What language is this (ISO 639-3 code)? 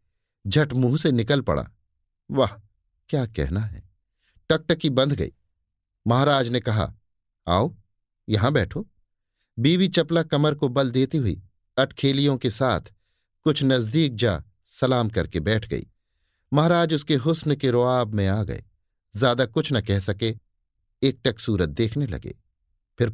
hin